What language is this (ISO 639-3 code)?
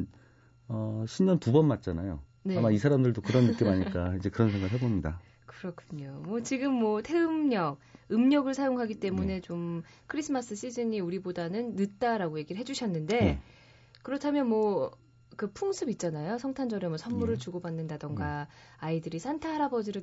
kor